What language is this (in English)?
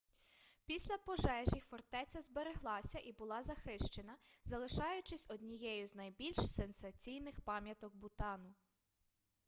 Ukrainian